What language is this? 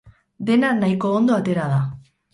Basque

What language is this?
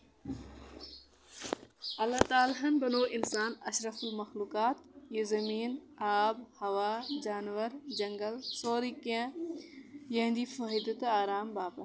Kashmiri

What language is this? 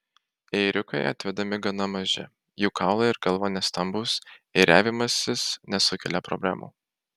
Lithuanian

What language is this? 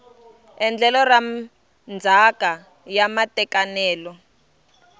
Tsonga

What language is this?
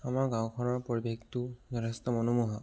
Assamese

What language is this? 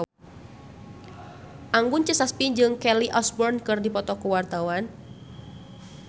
Sundanese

